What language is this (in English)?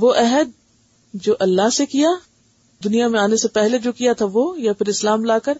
Urdu